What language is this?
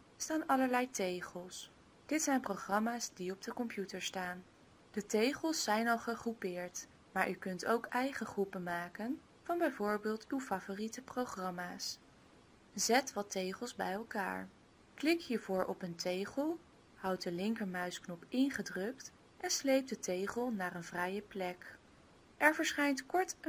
Dutch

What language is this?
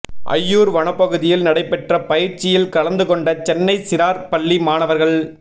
Tamil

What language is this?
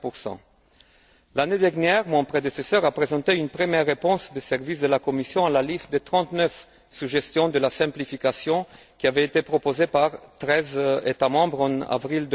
French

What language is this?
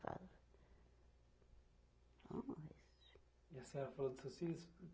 Portuguese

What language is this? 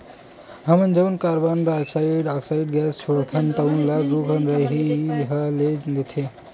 Chhattisgarhi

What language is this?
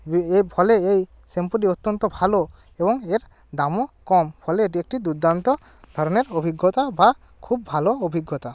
Bangla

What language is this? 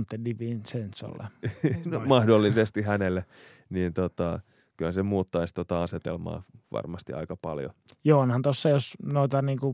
Finnish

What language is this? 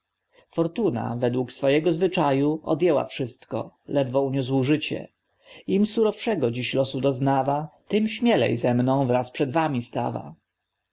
Polish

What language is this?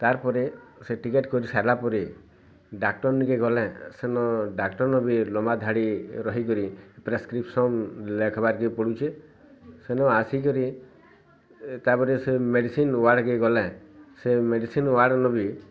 Odia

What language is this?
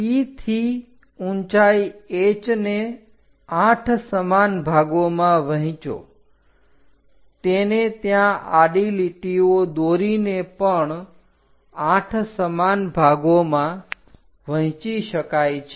Gujarati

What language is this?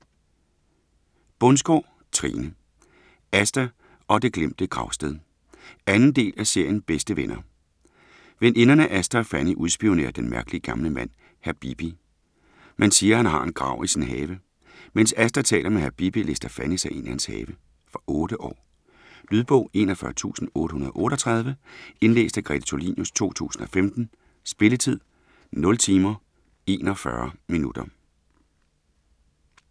Danish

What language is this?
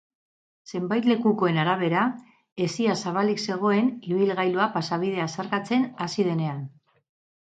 Basque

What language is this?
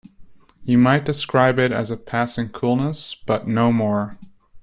English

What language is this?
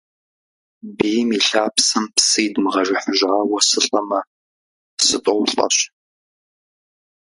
Kabardian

